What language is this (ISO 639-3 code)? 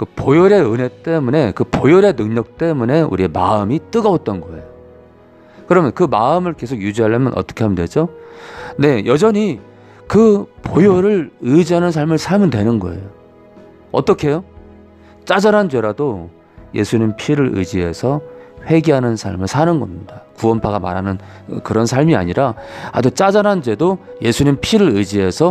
kor